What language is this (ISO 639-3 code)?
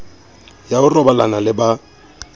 sot